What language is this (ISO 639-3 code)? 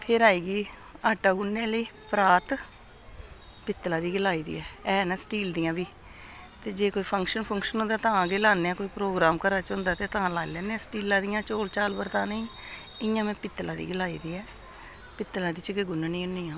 doi